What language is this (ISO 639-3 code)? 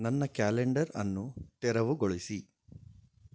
kan